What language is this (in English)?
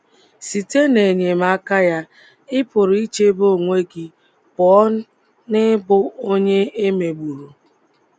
Igbo